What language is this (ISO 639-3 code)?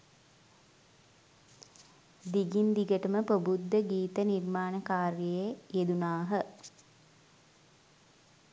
sin